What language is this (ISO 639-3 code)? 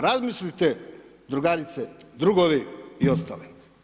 hrv